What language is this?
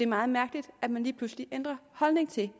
Danish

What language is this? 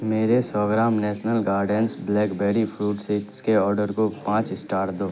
Urdu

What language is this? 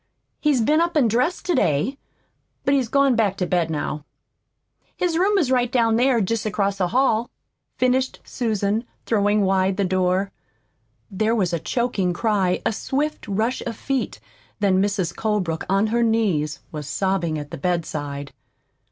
English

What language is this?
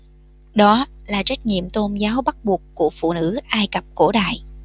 Vietnamese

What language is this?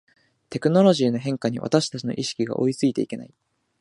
Japanese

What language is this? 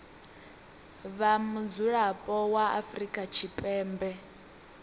Venda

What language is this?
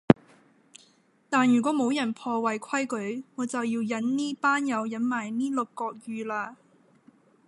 Cantonese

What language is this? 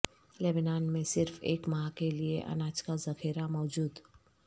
Urdu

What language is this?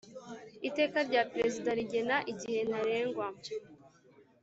Kinyarwanda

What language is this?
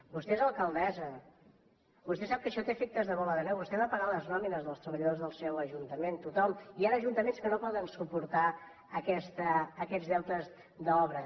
Catalan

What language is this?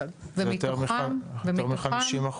Hebrew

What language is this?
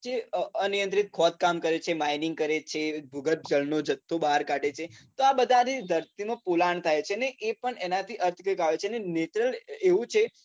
Gujarati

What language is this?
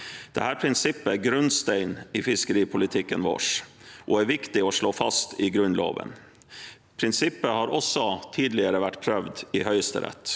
Norwegian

